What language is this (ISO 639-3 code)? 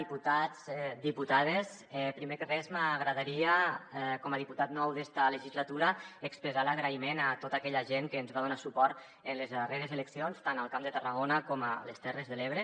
cat